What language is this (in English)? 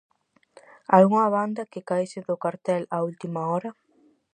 Galician